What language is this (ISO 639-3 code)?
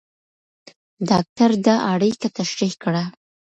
pus